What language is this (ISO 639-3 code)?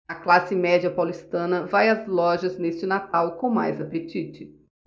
por